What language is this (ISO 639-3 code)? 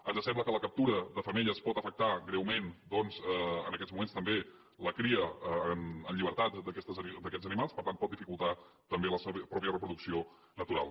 cat